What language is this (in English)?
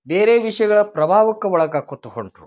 Kannada